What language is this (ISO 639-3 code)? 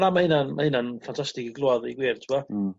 cym